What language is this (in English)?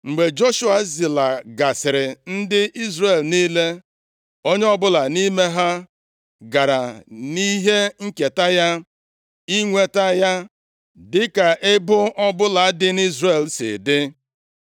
Igbo